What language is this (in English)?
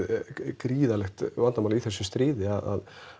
Icelandic